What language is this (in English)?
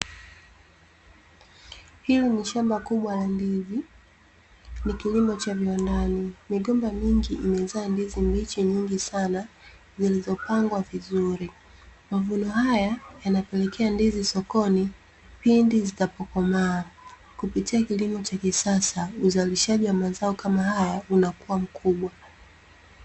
Swahili